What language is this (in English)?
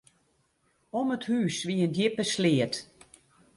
Western Frisian